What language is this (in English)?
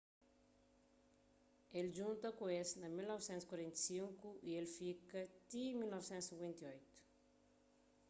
Kabuverdianu